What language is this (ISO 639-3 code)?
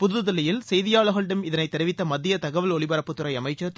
tam